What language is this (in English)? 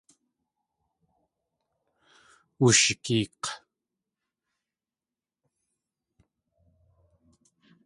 Tlingit